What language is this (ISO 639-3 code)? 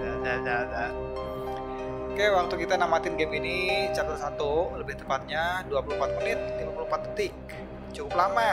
ind